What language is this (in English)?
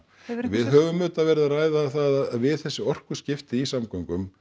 Icelandic